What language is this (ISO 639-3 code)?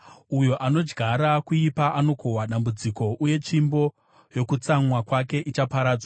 sna